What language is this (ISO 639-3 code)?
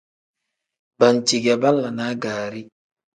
kdh